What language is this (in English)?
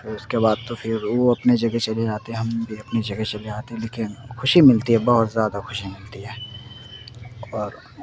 Urdu